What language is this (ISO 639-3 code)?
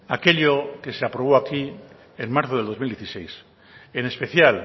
spa